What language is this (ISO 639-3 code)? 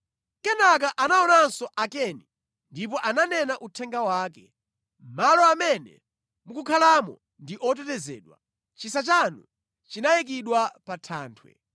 nya